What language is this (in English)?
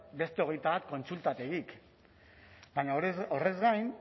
Basque